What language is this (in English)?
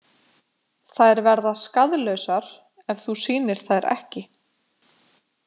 Icelandic